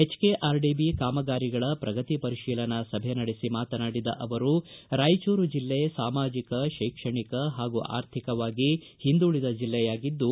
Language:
Kannada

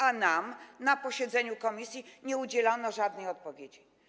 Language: Polish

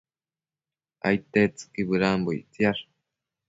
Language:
Matsés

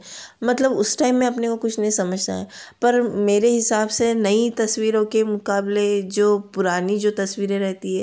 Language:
Hindi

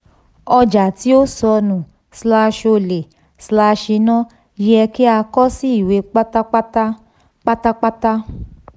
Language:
Yoruba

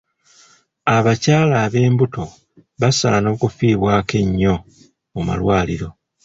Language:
Ganda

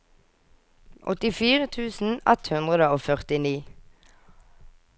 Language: Norwegian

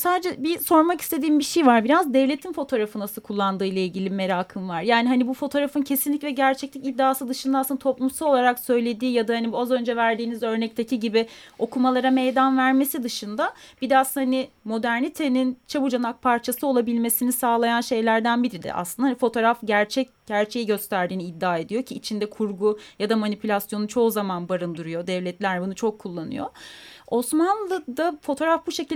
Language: Turkish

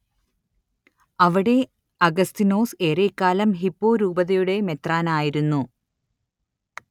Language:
Malayalam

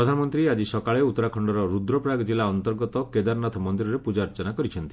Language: Odia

